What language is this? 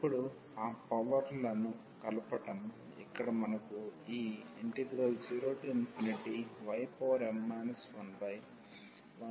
Telugu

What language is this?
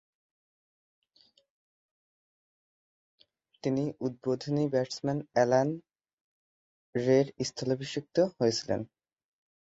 Bangla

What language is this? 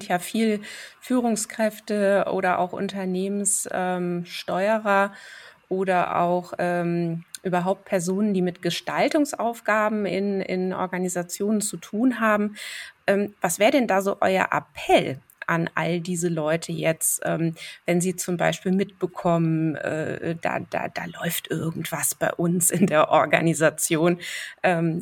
German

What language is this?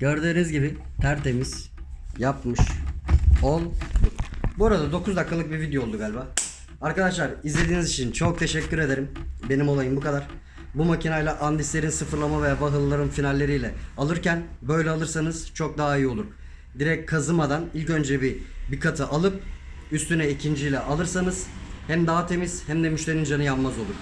Turkish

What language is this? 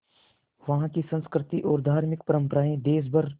Hindi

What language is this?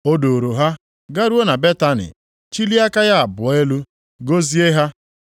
Igbo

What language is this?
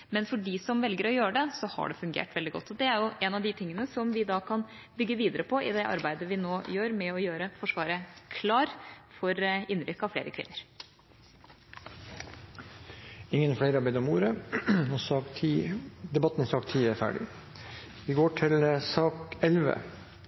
Norwegian Bokmål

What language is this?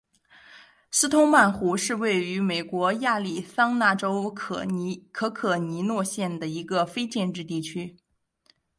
Chinese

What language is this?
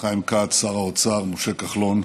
Hebrew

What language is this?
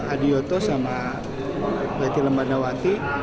Indonesian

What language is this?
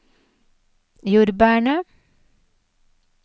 Norwegian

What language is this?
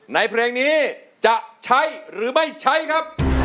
Thai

